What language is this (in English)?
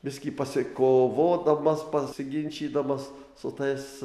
Lithuanian